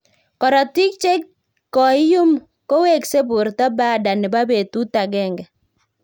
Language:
Kalenjin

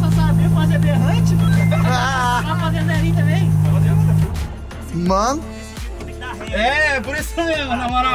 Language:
Portuguese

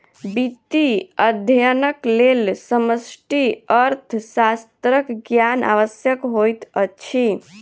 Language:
Maithili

